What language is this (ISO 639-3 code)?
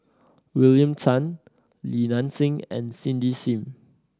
eng